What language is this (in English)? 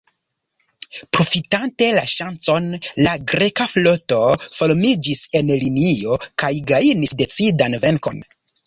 Esperanto